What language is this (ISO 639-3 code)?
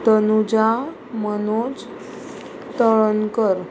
kok